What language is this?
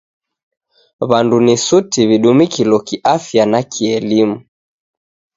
Taita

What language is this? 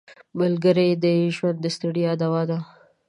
Pashto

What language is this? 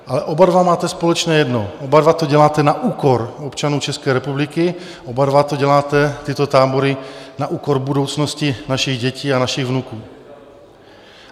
Czech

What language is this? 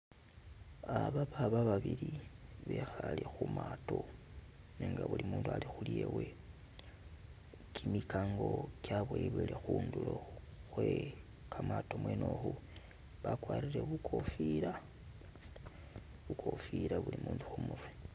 Masaaba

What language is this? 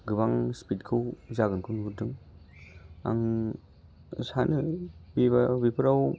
Bodo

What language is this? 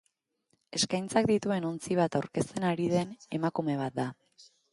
Basque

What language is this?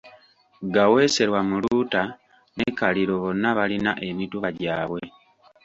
Ganda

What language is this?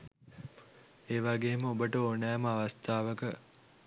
Sinhala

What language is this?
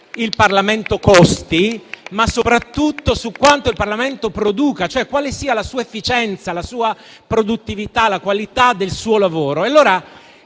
Italian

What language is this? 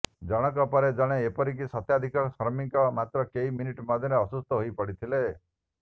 Odia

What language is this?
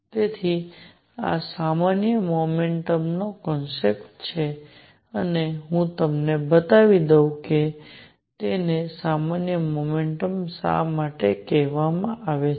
Gujarati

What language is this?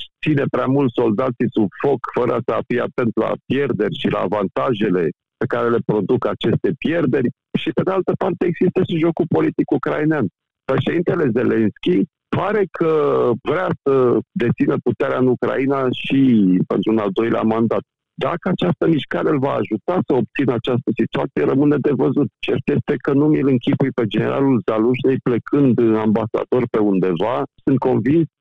Romanian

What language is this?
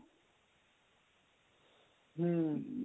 Punjabi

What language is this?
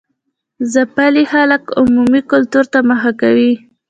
Pashto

